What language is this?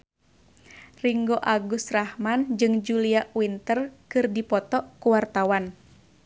Sundanese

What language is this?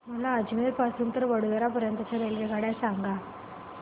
Marathi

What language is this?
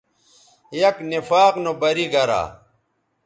Bateri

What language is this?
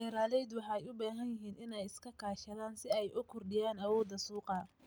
Somali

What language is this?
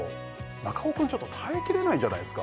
Japanese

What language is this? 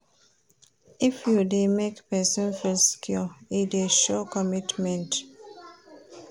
Nigerian Pidgin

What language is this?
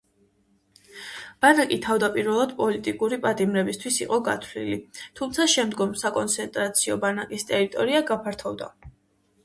Georgian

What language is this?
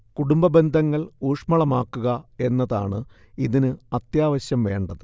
Malayalam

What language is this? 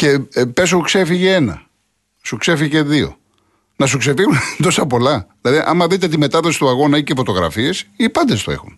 Greek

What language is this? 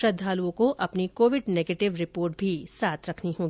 Hindi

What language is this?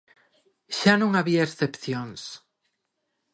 Galician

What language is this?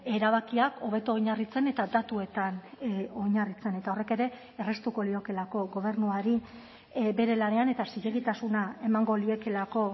Basque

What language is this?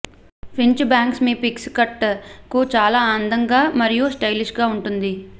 Telugu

